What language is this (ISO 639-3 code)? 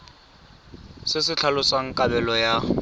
tsn